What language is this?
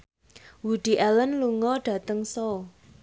Javanese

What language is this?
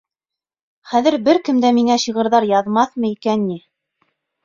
Bashkir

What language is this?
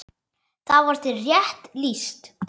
Icelandic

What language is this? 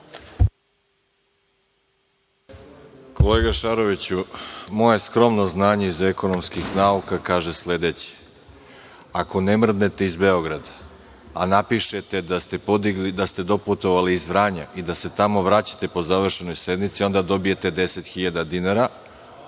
Serbian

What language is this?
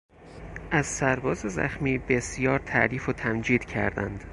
Persian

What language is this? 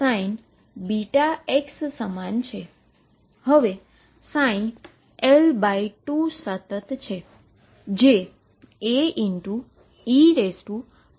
Gujarati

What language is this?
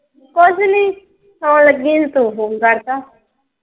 Punjabi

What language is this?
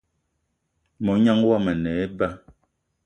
Eton (Cameroon)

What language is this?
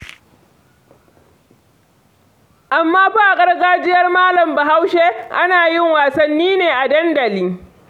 Hausa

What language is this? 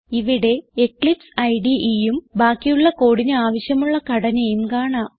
Malayalam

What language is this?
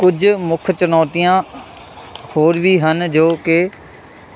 Punjabi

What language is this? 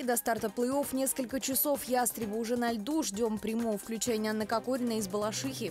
Russian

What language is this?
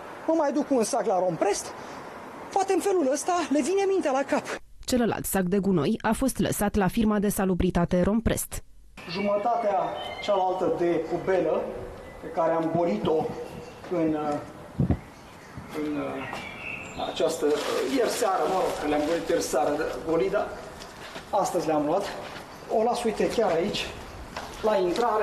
Romanian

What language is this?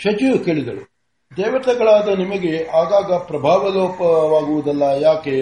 Kannada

